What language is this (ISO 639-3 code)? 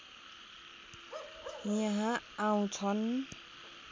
nep